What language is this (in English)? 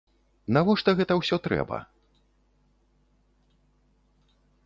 Belarusian